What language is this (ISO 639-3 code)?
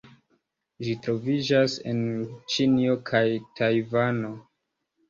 epo